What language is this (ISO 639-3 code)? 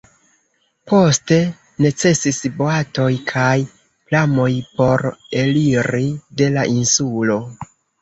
epo